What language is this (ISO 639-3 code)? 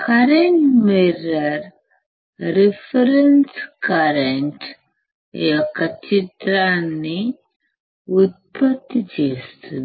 tel